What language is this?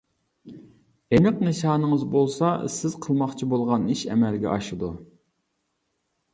Uyghur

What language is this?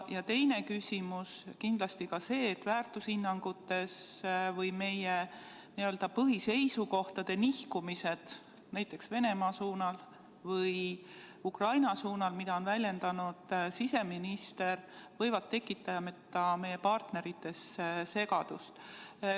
Estonian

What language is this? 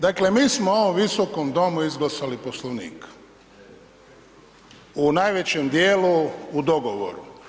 Croatian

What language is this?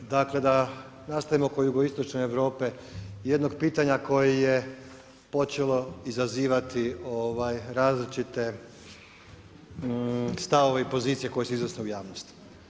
Croatian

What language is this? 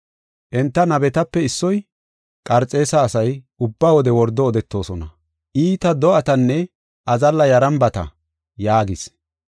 Gofa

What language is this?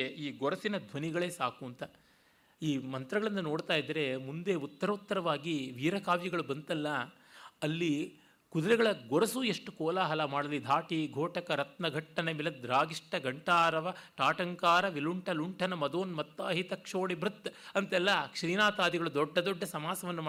Kannada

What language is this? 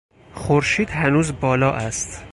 Persian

